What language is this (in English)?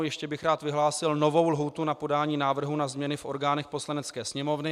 Czech